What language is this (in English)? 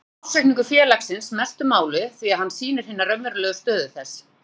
Icelandic